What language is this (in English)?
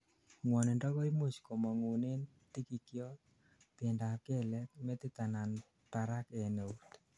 Kalenjin